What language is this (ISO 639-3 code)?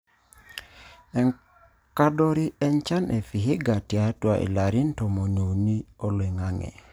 mas